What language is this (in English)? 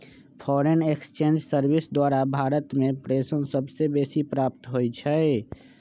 Magahi